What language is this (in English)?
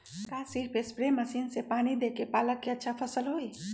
Magahi